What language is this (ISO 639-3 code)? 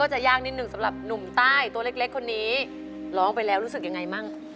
tha